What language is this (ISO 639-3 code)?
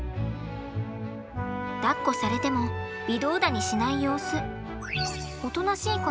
jpn